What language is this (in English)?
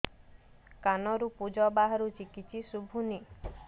Odia